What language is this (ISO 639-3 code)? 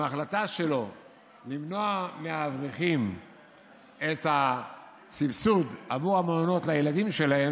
heb